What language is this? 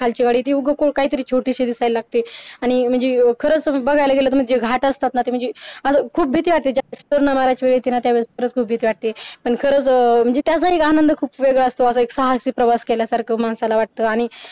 Marathi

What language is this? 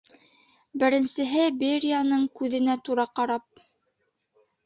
Bashkir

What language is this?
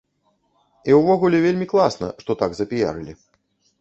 Belarusian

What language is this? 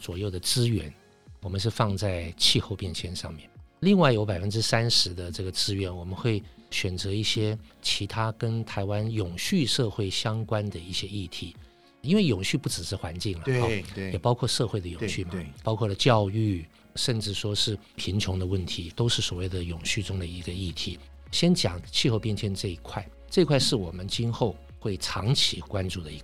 Chinese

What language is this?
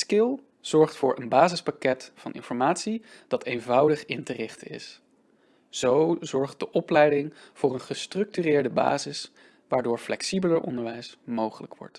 Dutch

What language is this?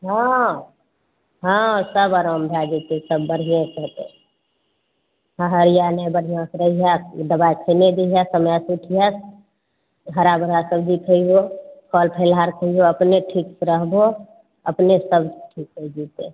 Maithili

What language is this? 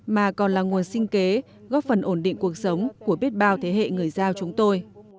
Vietnamese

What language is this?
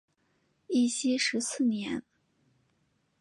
Chinese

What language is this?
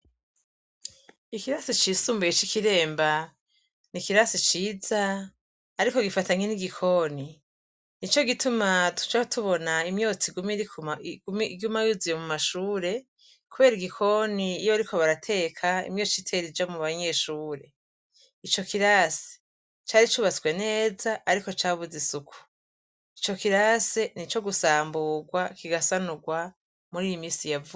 Rundi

